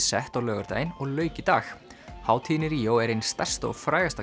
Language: Icelandic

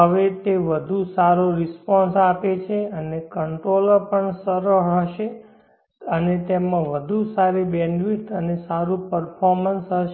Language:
Gujarati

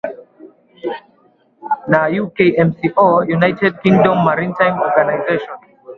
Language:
Swahili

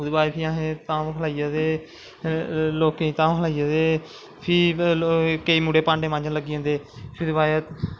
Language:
Dogri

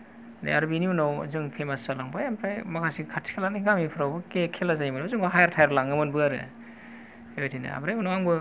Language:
Bodo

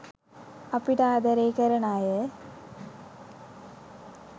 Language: Sinhala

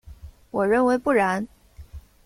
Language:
Chinese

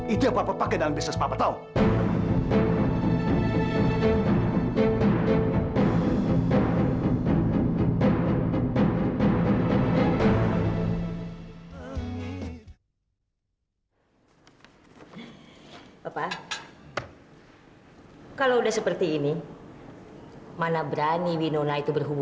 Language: Indonesian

